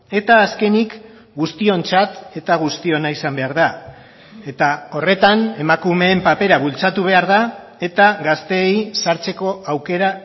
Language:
Basque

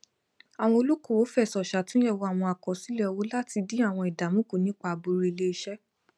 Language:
Yoruba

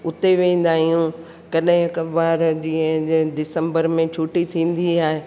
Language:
Sindhi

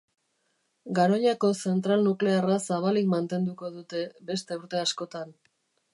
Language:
Basque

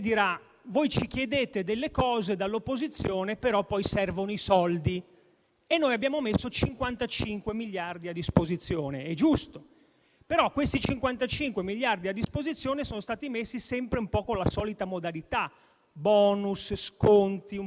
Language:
Italian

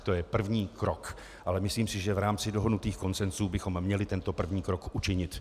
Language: Czech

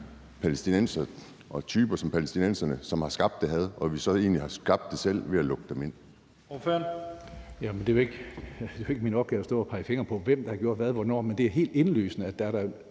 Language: Danish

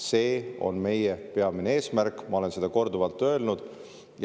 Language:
Estonian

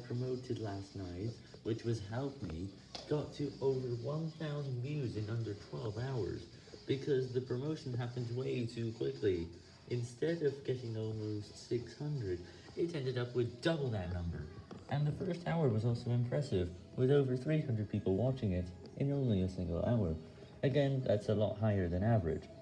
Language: English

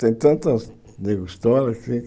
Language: Portuguese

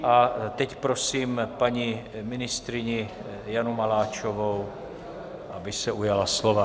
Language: Czech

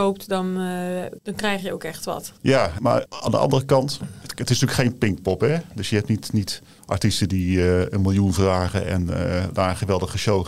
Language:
Dutch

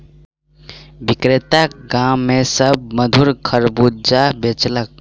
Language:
Maithili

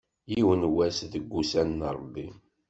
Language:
Kabyle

